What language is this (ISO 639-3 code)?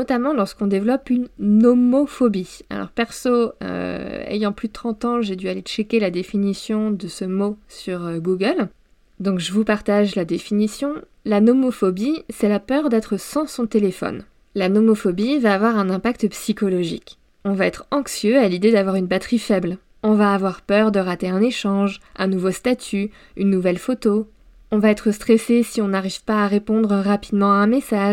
fra